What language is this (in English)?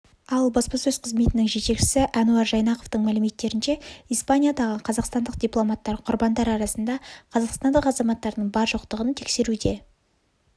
Kazakh